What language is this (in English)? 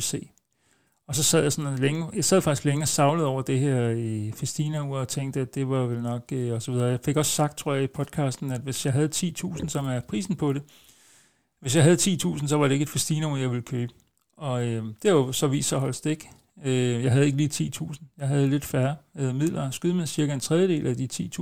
Danish